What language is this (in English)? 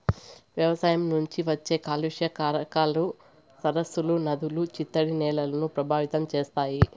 Telugu